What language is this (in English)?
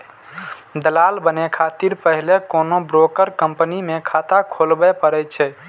Maithili